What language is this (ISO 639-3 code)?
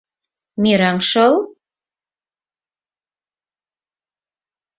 chm